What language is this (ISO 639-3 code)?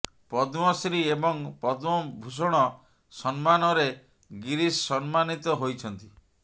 ori